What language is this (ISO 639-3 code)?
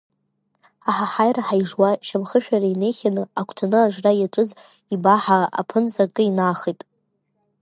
abk